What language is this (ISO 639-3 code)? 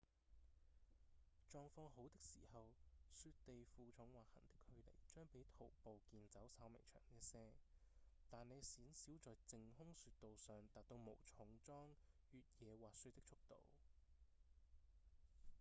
yue